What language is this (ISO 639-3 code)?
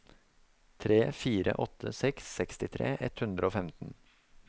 nor